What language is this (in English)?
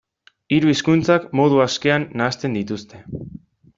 Basque